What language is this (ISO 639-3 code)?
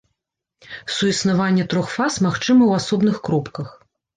bel